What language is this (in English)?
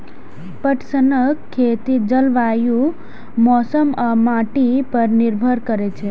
Maithili